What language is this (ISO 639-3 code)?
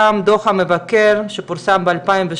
heb